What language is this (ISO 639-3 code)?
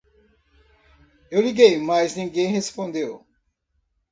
por